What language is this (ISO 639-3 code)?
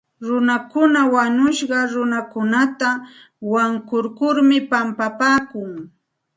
qxt